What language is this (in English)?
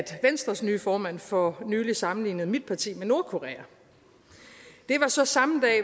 Danish